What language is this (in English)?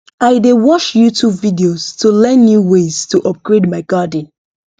Nigerian Pidgin